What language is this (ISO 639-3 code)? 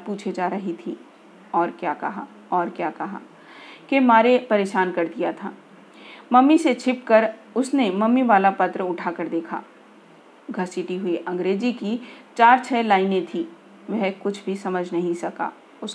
hin